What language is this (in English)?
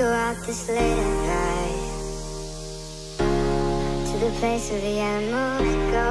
German